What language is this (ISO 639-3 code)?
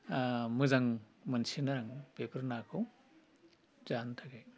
brx